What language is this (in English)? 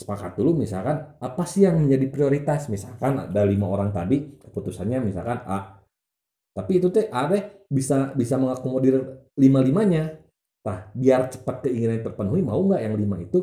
Indonesian